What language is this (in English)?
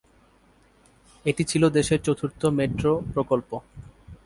Bangla